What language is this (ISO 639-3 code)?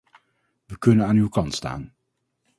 nld